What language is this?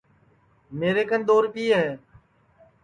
Sansi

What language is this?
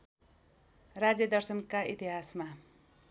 Nepali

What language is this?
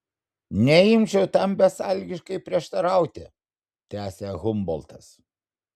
Lithuanian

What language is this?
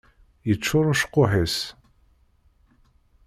Kabyle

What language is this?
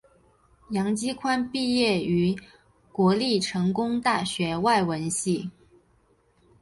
Chinese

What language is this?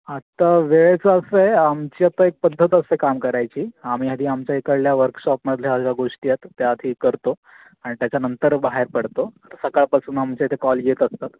Marathi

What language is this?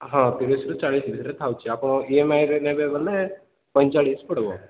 Odia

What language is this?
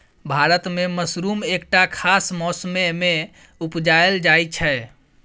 Maithili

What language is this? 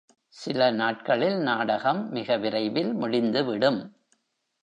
Tamil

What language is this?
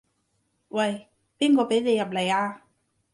Cantonese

